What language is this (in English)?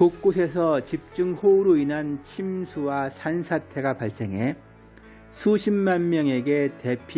Korean